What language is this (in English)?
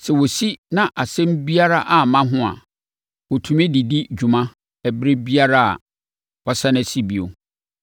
Akan